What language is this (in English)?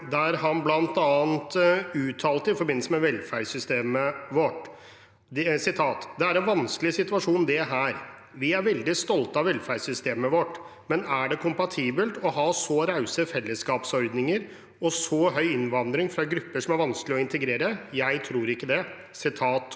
Norwegian